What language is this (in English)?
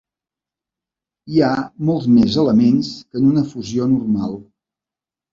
Catalan